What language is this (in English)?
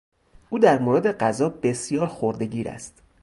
Persian